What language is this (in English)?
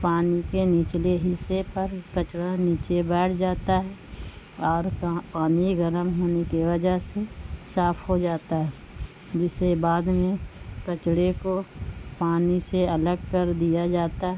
Urdu